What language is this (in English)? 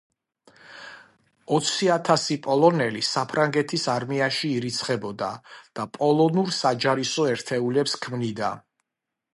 Georgian